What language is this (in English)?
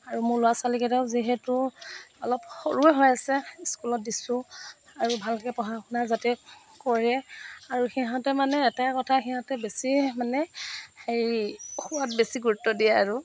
Assamese